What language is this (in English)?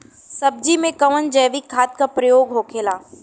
Bhojpuri